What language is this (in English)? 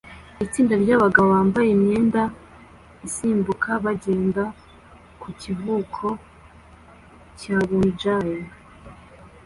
Kinyarwanda